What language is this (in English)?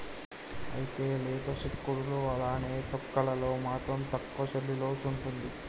Telugu